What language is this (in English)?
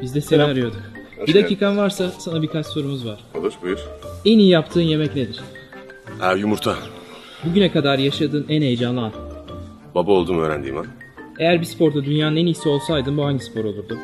Turkish